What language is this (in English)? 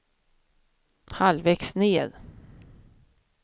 Swedish